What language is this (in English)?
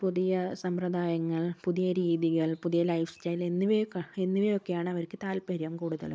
Malayalam